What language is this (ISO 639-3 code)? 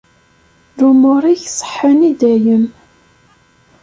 kab